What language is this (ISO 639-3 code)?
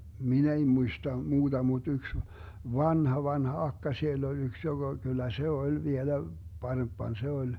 fin